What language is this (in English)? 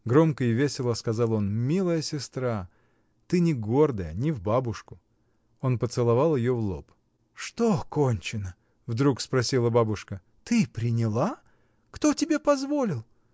Russian